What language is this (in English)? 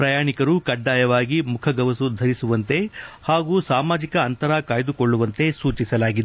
Kannada